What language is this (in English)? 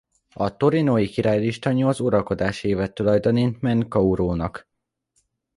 Hungarian